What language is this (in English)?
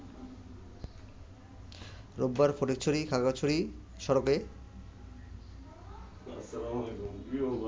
Bangla